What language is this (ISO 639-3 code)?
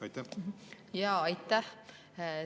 est